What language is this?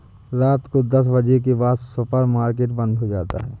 Hindi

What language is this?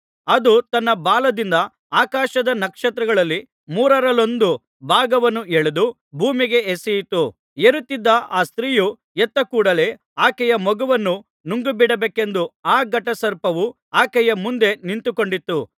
Kannada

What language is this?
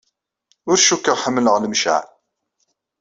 Kabyle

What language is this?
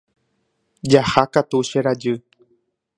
Guarani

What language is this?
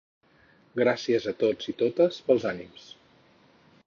Catalan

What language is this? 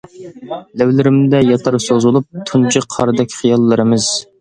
Uyghur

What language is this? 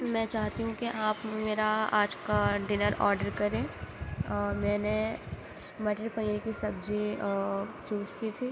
Urdu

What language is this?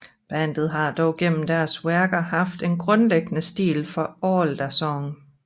Danish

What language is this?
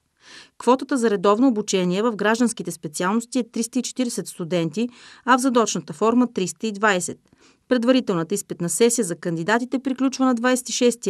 Bulgarian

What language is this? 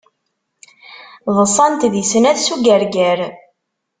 Kabyle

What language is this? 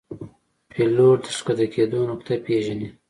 Pashto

